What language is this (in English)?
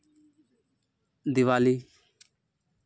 Santali